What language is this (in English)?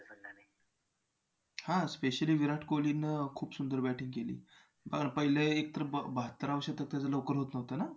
Marathi